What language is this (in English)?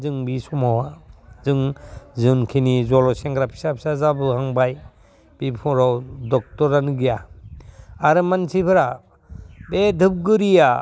Bodo